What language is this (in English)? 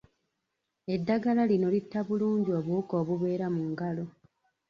Ganda